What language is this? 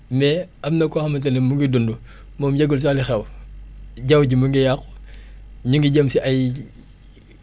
Wolof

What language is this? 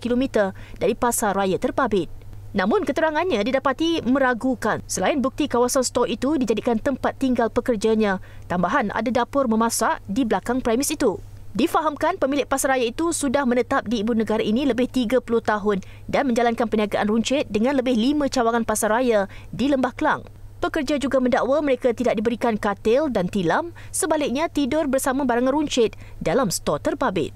Malay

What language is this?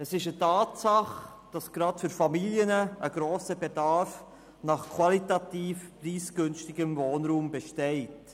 Swiss German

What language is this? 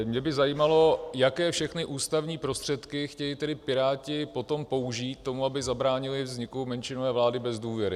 Czech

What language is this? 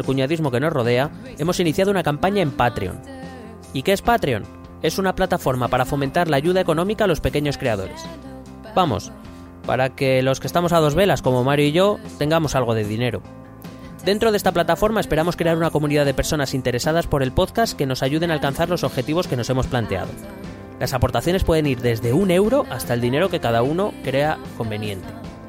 Spanish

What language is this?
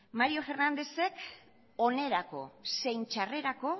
Basque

